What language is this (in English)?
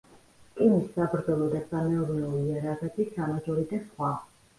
Georgian